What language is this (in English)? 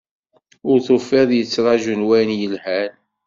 Kabyle